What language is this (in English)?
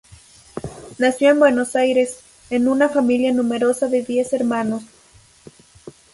Spanish